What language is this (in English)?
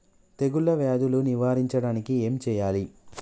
Telugu